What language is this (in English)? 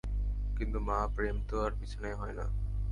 Bangla